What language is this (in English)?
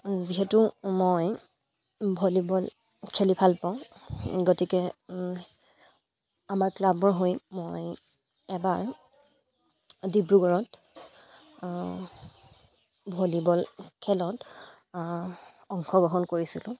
Assamese